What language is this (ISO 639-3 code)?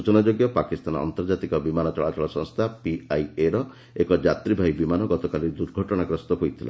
ori